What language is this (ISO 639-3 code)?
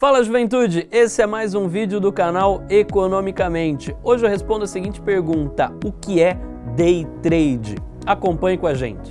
por